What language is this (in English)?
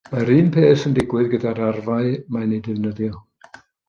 Welsh